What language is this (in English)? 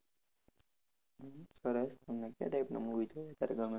Gujarati